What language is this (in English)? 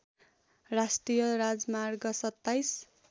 Nepali